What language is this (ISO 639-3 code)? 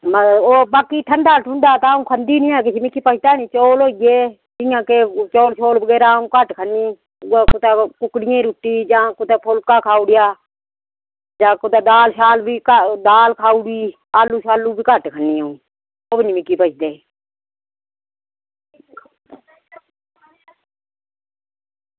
doi